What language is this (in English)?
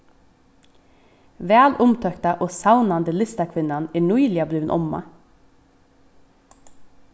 Faroese